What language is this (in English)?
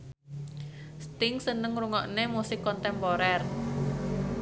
Javanese